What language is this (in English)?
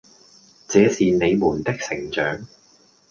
Cantonese